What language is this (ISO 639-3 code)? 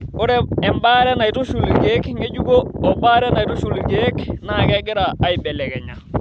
mas